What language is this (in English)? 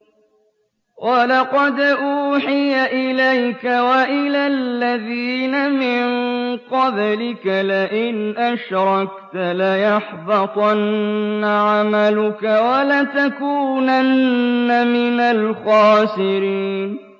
Arabic